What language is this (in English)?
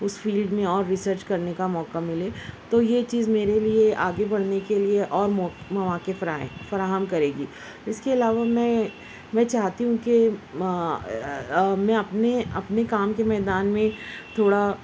Urdu